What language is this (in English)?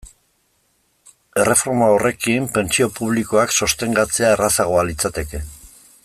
Basque